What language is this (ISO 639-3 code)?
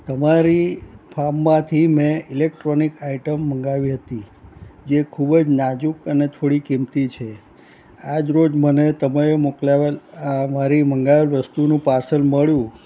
guj